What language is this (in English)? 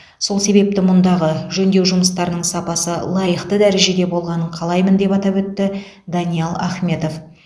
Kazakh